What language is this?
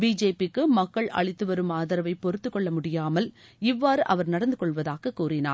Tamil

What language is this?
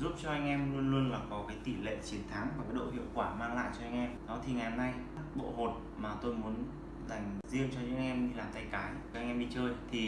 Vietnamese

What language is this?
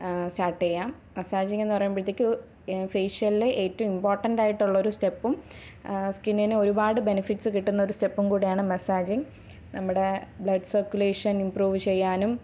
Malayalam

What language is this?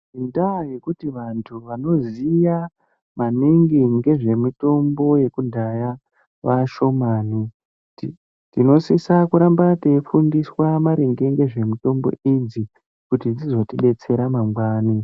Ndau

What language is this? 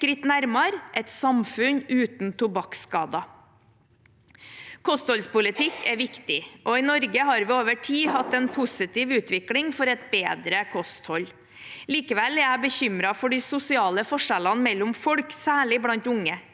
Norwegian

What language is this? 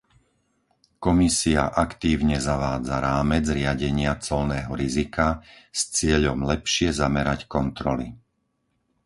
Slovak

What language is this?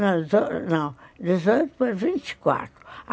Portuguese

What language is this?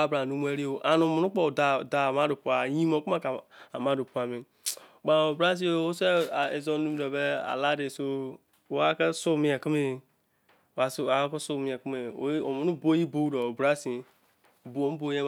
Izon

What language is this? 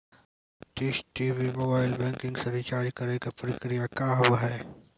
Maithili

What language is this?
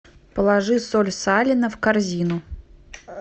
Russian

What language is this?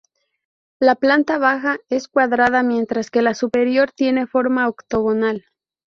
Spanish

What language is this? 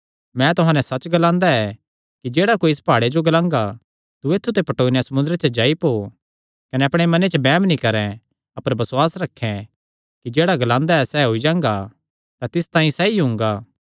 Kangri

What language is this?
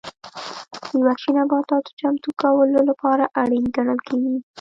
Pashto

